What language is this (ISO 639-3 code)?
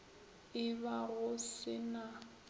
nso